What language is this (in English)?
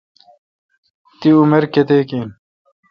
Kalkoti